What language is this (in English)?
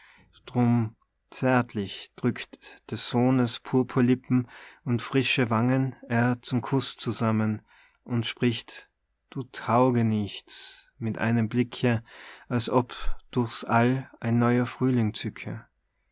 German